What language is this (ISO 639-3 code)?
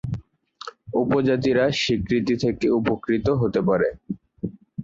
ben